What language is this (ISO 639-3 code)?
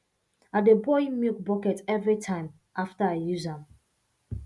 pcm